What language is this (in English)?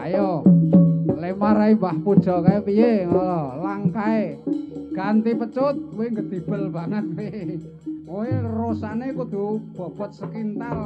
Thai